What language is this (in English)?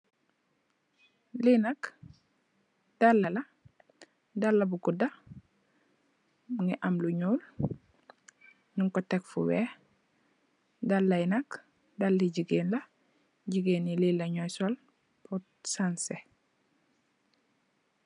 Wolof